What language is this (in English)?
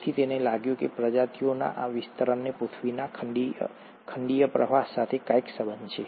Gujarati